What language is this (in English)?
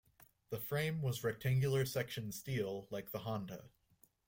English